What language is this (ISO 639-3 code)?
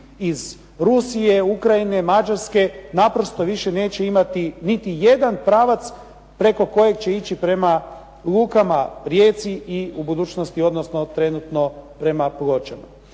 hrv